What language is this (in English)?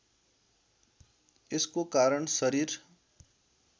Nepali